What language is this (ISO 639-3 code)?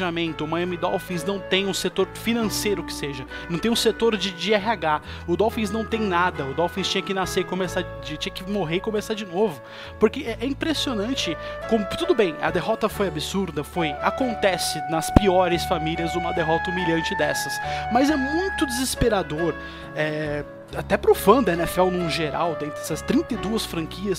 por